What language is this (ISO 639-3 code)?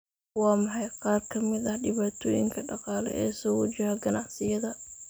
som